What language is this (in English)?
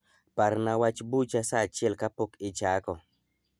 Luo (Kenya and Tanzania)